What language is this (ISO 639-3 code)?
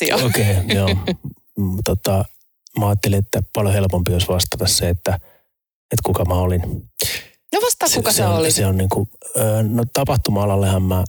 fin